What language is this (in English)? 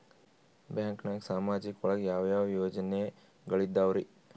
Kannada